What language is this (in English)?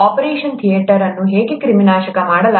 Kannada